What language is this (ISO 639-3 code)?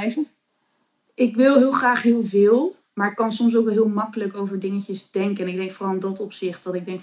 nld